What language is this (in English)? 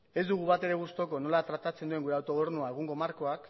Basque